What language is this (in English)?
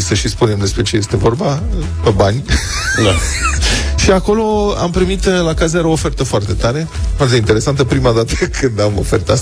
Romanian